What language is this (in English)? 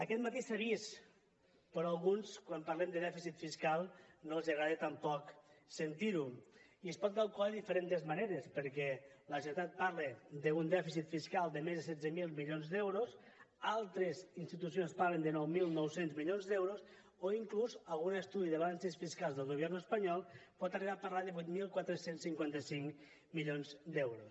Catalan